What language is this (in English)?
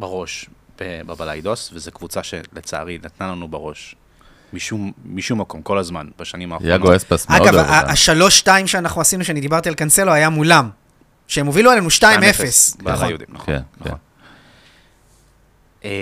Hebrew